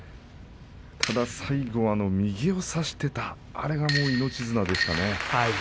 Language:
Japanese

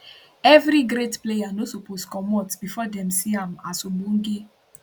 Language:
Nigerian Pidgin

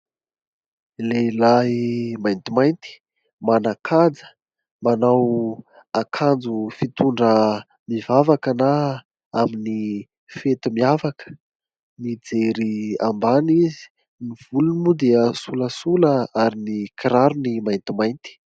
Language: Malagasy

